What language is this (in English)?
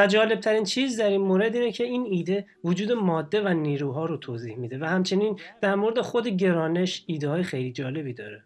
Persian